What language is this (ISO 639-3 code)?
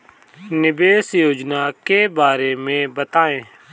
hin